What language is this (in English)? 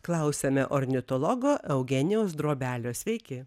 Lithuanian